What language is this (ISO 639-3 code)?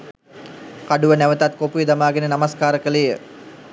sin